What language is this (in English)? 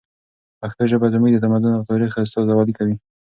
Pashto